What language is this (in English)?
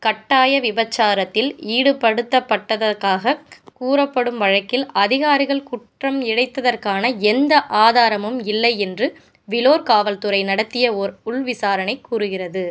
Tamil